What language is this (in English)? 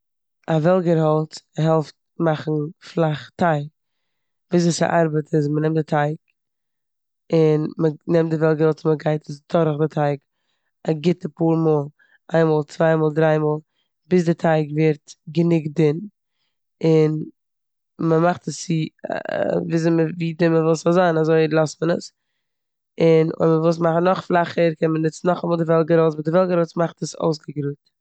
Yiddish